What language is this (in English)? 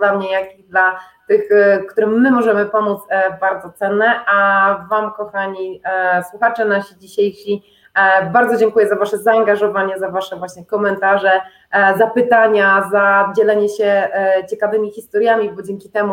Polish